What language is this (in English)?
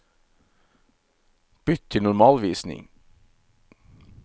Norwegian